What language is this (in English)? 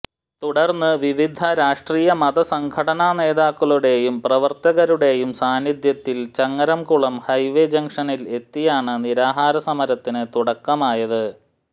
Malayalam